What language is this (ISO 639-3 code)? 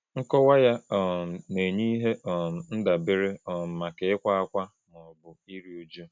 ibo